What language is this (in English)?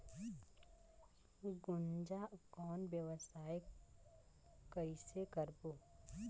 Chhattisgarhi